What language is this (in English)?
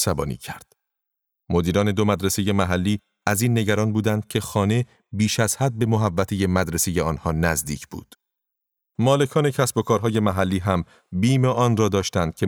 Persian